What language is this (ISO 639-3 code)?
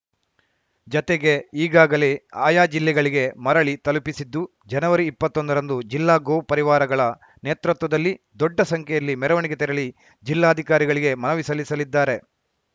kan